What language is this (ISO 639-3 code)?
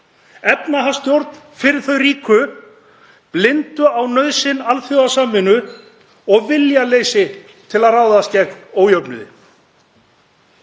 isl